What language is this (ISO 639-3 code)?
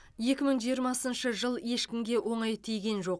kaz